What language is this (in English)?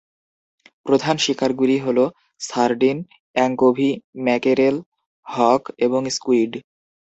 Bangla